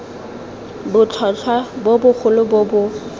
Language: Tswana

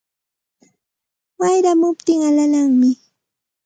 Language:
Santa Ana de Tusi Pasco Quechua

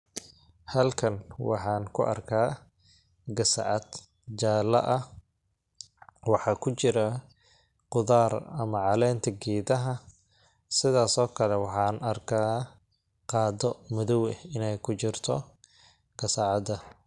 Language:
Somali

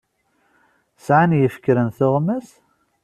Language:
Kabyle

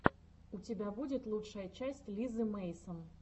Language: Russian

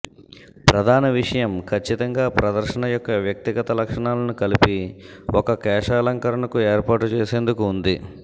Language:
Telugu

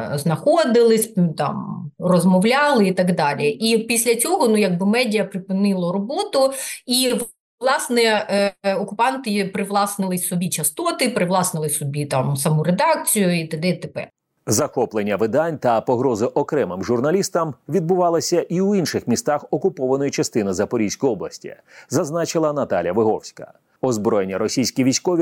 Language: Ukrainian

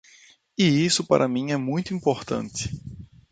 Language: Portuguese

